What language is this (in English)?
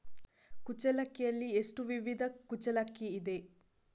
Kannada